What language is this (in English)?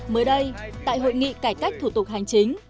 Vietnamese